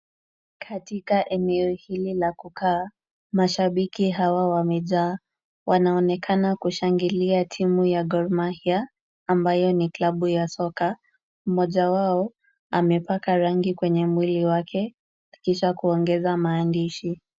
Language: Swahili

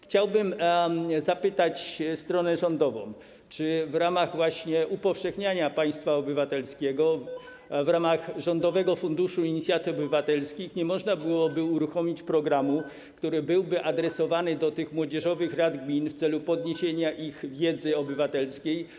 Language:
Polish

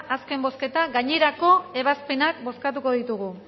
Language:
Basque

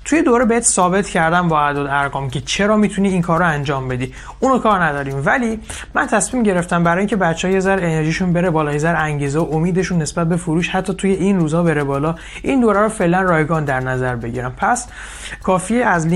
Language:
Persian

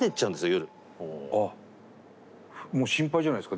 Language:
Japanese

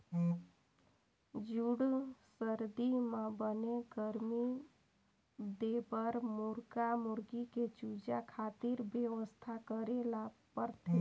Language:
Chhattisgarhi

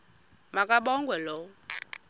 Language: Xhosa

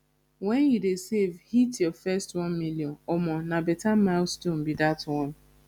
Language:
Nigerian Pidgin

